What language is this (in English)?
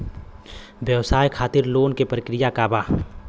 Bhojpuri